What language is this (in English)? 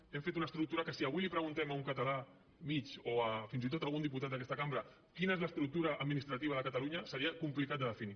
Catalan